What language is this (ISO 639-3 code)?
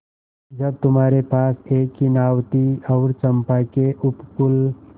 hin